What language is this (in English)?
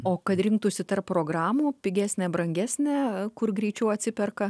Lithuanian